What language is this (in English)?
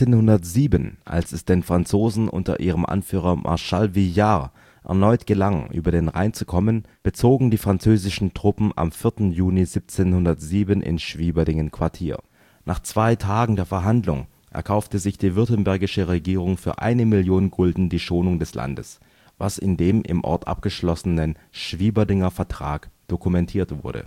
German